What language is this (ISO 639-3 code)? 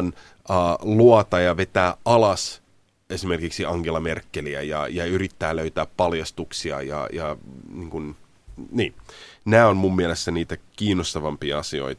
fin